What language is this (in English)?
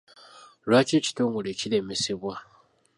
Ganda